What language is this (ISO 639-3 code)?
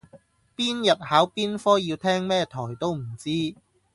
yue